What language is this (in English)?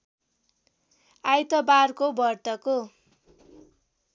Nepali